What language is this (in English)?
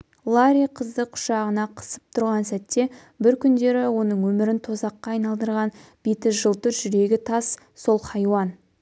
Kazakh